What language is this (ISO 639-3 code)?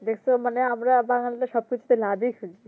ben